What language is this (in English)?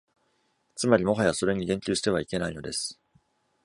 Japanese